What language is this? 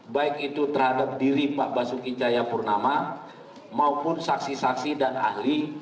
Indonesian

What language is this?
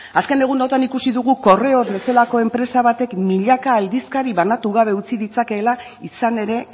Basque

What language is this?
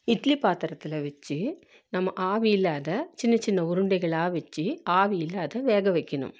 Tamil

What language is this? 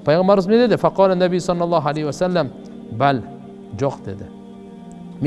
Turkish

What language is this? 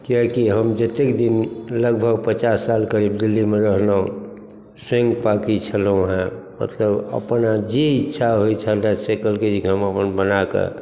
Maithili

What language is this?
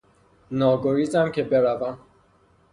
Persian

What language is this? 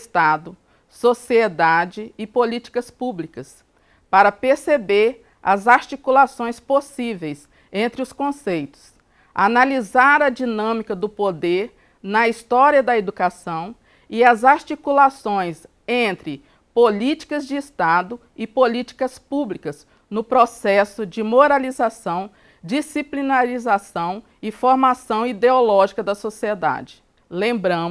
Portuguese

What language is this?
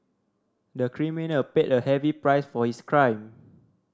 English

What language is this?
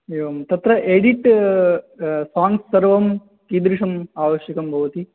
Sanskrit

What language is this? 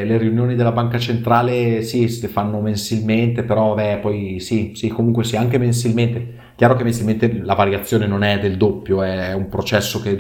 Italian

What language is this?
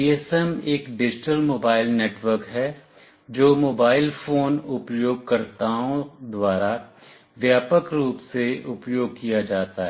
Hindi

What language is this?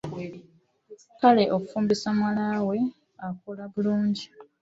Ganda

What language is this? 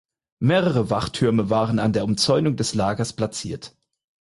German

